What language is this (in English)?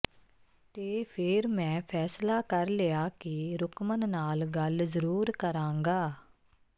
Punjabi